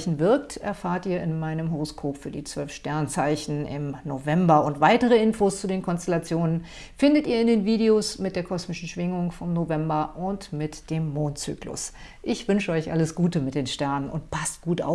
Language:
German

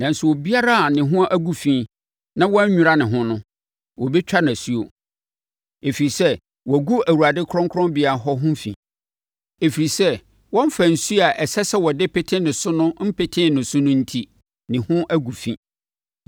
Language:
Akan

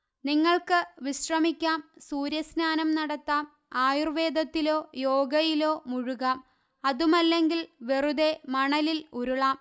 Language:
Malayalam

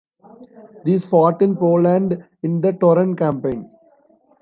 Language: English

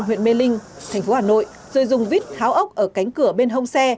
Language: Vietnamese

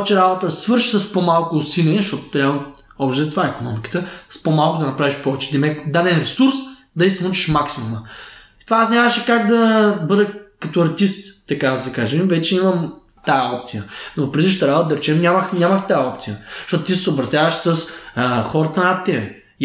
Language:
Bulgarian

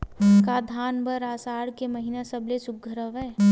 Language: Chhattisgarhi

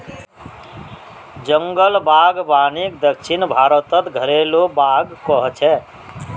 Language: Magahi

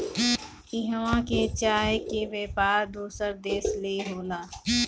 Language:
Bhojpuri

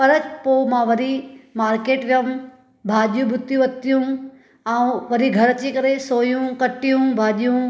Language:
Sindhi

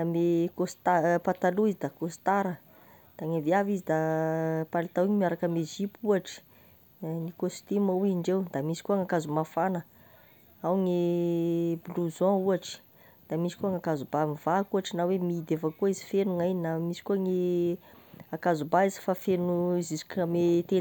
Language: Tesaka Malagasy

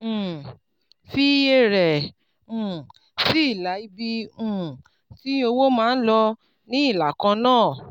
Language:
Yoruba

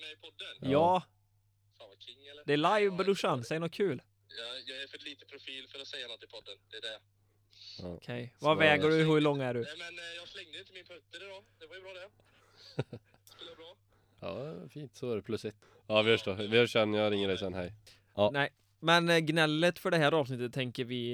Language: Swedish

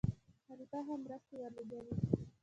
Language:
Pashto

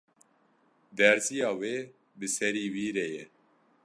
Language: Kurdish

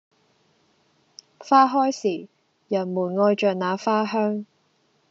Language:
Cantonese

